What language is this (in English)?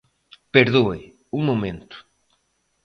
Galician